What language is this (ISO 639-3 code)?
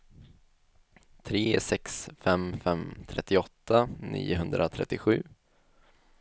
swe